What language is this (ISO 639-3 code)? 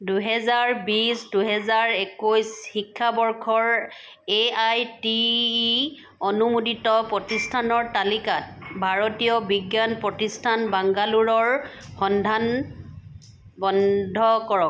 asm